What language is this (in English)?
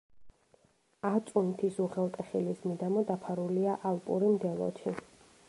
Georgian